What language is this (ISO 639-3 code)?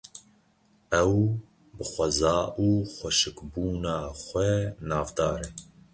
kur